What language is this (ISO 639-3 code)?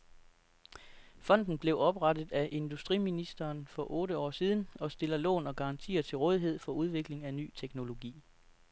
dan